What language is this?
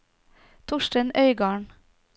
Norwegian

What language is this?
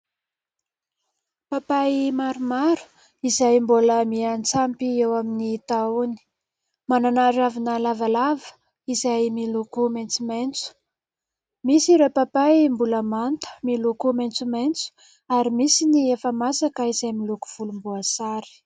Malagasy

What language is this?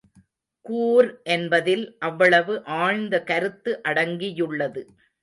Tamil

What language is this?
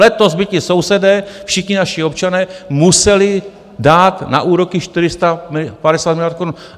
Czech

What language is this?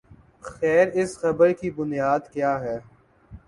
Urdu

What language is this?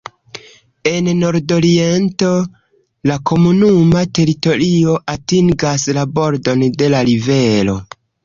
Esperanto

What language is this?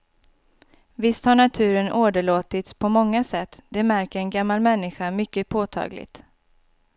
Swedish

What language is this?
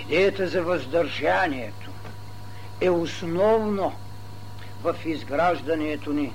Bulgarian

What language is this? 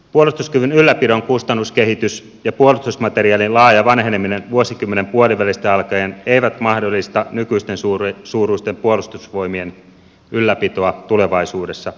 Finnish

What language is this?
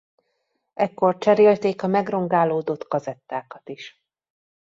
Hungarian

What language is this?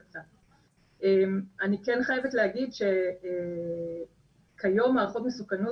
Hebrew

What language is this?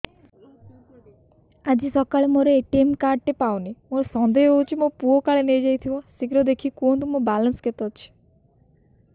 Odia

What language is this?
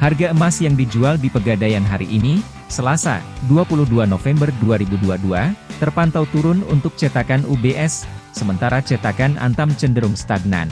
Indonesian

